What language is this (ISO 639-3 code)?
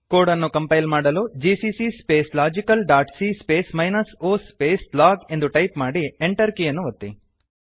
kan